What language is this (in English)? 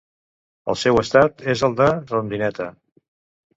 Catalan